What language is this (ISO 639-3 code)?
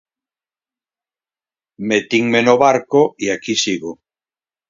glg